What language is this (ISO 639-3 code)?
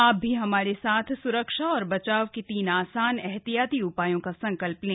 hin